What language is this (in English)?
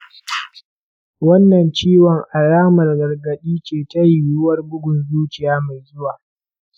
Hausa